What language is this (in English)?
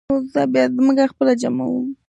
Pashto